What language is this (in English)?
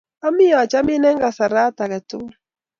Kalenjin